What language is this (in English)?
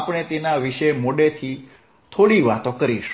Gujarati